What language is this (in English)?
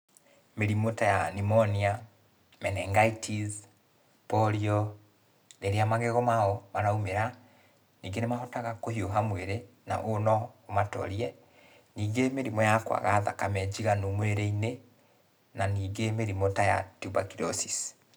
Kikuyu